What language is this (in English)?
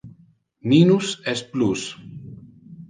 Interlingua